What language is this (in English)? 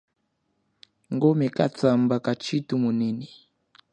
Chokwe